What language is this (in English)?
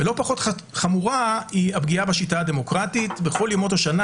Hebrew